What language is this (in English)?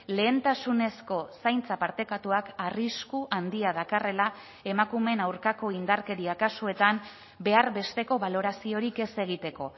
Basque